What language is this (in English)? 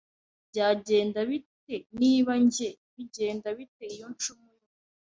Kinyarwanda